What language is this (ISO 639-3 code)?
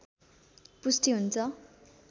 nep